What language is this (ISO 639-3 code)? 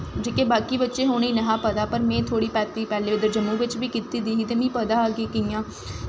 doi